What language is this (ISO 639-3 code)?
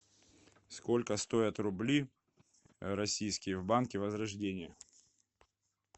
rus